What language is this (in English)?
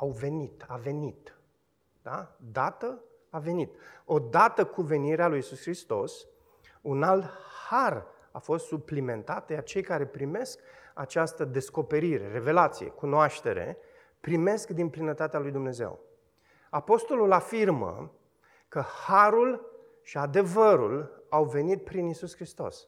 Romanian